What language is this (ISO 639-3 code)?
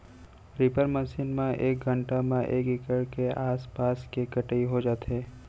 hne